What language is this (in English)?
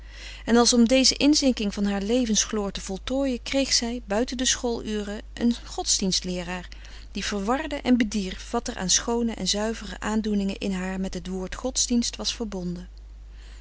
Dutch